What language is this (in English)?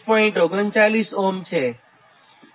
Gujarati